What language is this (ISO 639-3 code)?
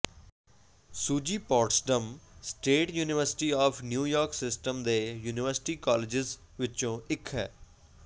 pan